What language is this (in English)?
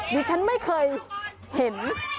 Thai